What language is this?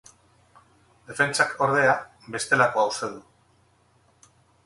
Basque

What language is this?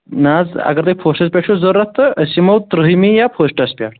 Kashmiri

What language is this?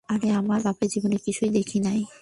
Bangla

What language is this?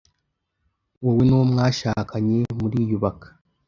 Kinyarwanda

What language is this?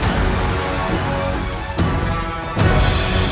Indonesian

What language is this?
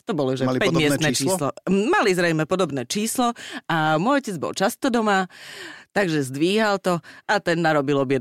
Slovak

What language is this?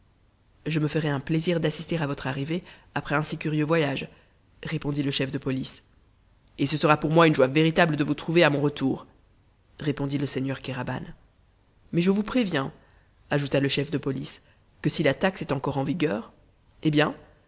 French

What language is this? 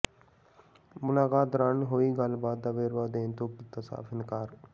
Punjabi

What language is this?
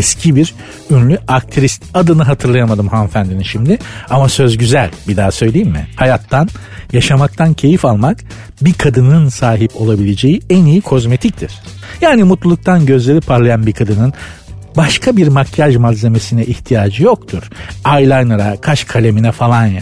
Turkish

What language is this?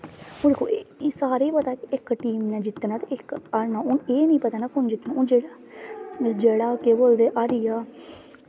Dogri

